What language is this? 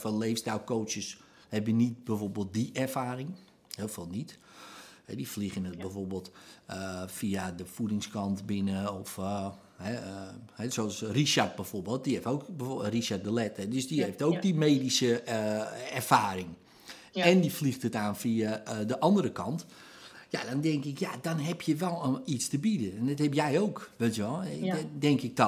Dutch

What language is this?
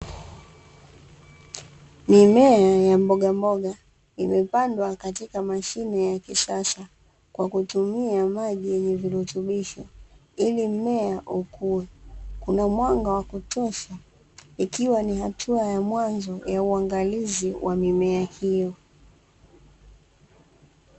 Swahili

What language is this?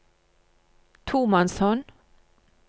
Norwegian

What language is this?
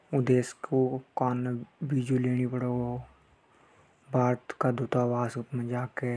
Hadothi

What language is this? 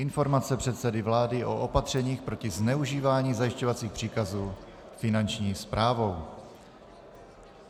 Czech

